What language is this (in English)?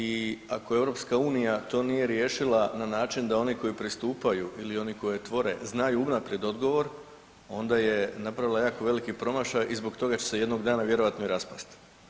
Croatian